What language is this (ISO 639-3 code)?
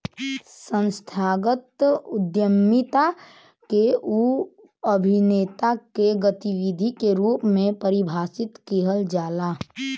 bho